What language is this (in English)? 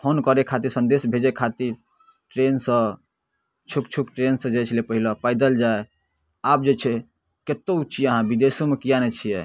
Maithili